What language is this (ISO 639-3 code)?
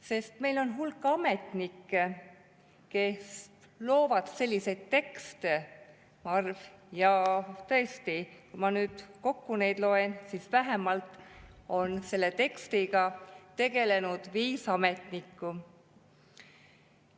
est